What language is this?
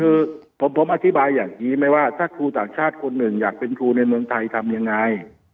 Thai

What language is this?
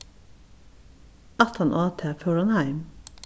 Faroese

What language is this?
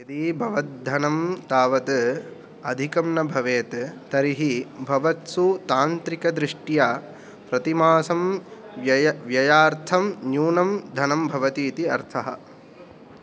Sanskrit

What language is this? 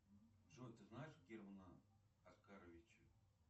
Russian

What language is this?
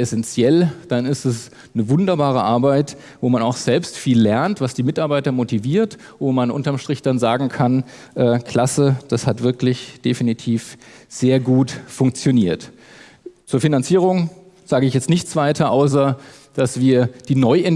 German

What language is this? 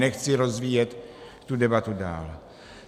Czech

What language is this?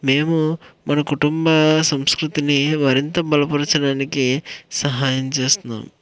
Telugu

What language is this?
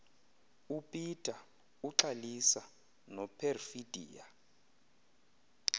Xhosa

